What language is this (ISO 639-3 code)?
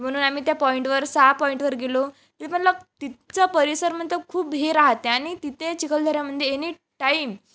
mar